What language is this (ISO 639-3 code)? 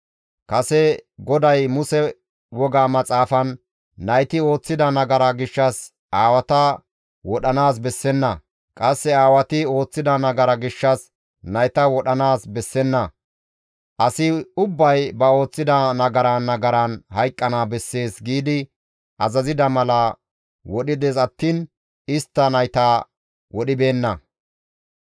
gmv